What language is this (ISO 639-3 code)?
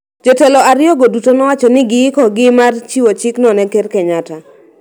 luo